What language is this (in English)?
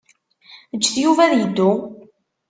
Kabyle